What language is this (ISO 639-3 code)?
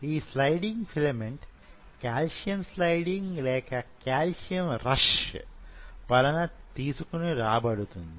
tel